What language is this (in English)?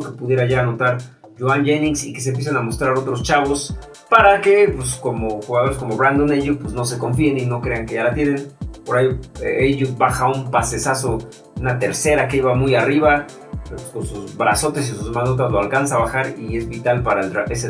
Spanish